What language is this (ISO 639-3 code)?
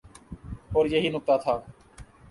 urd